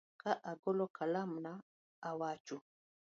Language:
Luo (Kenya and Tanzania)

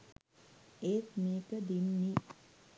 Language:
Sinhala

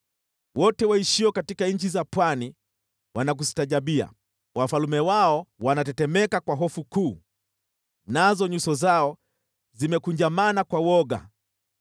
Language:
Swahili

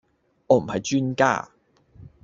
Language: Cantonese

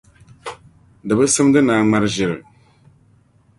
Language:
Dagbani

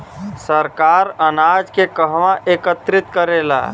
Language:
Bhojpuri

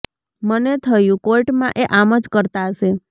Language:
Gujarati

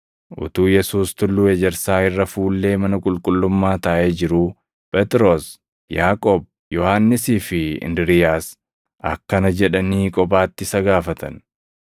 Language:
Oromo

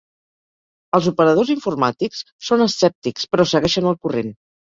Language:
Catalan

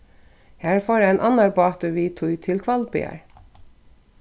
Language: Faroese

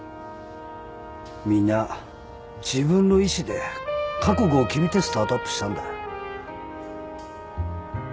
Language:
Japanese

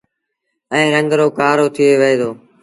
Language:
Sindhi Bhil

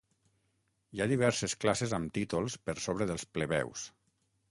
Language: Catalan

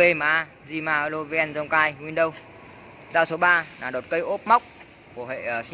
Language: Vietnamese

